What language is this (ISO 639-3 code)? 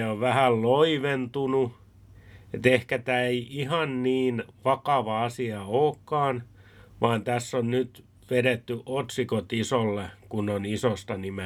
fin